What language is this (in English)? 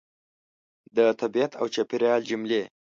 Pashto